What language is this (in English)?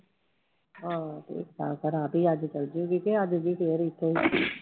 Punjabi